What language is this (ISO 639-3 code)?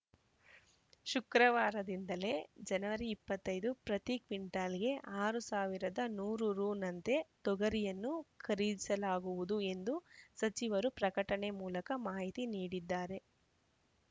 kan